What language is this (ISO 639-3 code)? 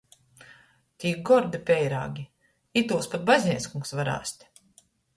ltg